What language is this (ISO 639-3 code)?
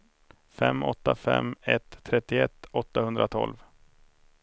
swe